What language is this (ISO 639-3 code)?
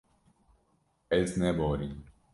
kur